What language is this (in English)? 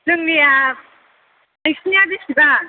Bodo